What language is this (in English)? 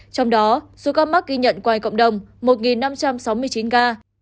Vietnamese